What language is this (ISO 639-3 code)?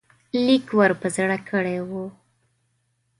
pus